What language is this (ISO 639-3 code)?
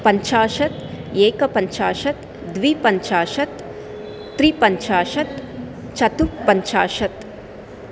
san